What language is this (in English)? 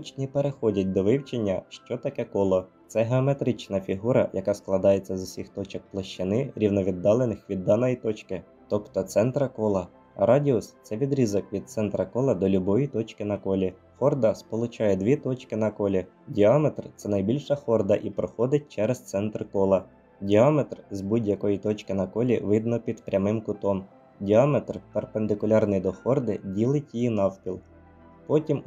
Ukrainian